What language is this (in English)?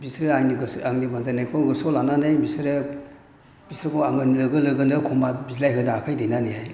Bodo